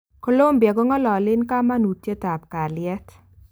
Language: Kalenjin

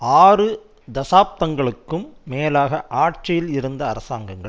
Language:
Tamil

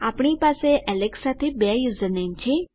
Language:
Gujarati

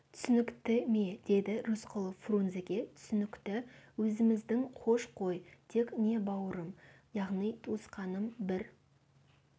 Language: Kazakh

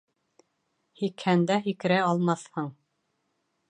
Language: Bashkir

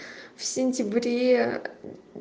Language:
Russian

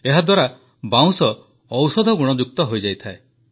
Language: Odia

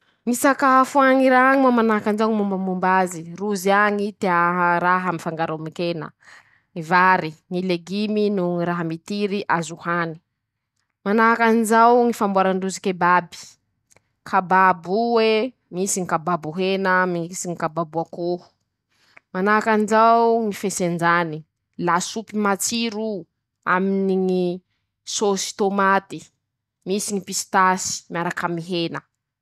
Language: Masikoro Malagasy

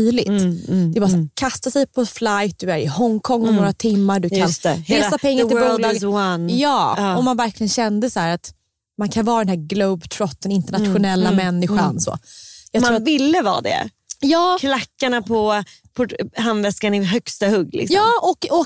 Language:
Swedish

